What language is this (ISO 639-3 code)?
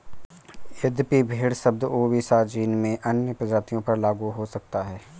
hin